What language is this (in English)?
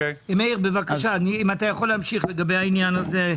Hebrew